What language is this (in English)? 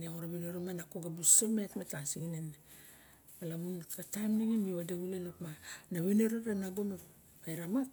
Barok